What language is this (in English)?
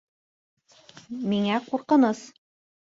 Bashkir